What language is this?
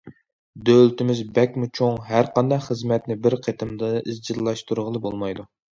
Uyghur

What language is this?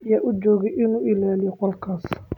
Somali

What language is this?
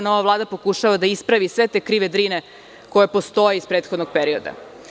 Serbian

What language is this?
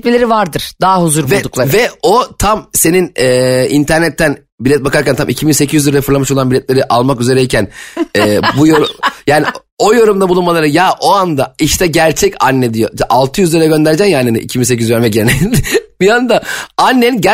Turkish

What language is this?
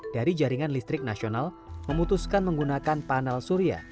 Indonesian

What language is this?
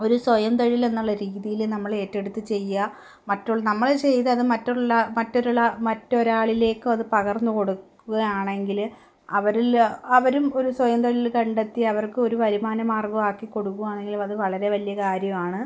Malayalam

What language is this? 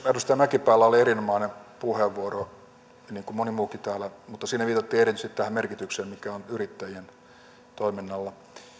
Finnish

